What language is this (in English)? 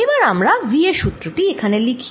Bangla